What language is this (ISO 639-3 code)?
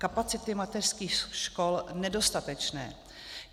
ces